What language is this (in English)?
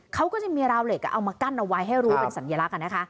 Thai